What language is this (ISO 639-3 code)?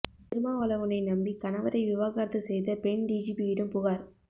tam